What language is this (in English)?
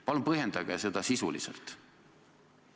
Estonian